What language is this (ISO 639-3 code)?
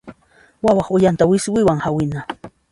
qxp